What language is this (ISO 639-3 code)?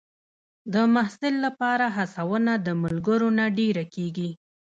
pus